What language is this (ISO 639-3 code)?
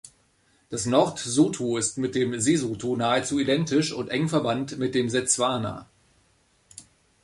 deu